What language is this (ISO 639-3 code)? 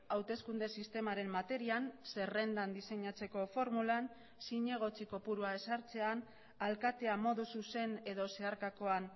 eus